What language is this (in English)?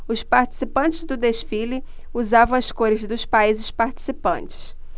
Portuguese